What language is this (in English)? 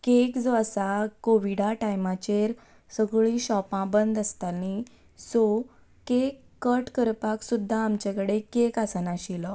Konkani